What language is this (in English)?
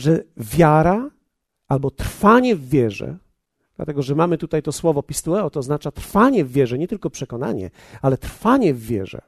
Polish